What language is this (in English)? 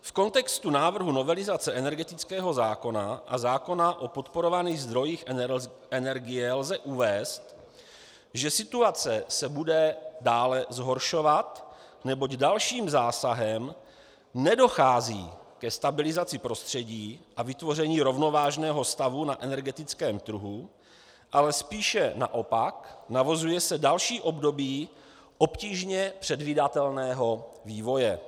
Czech